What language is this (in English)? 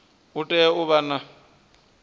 Venda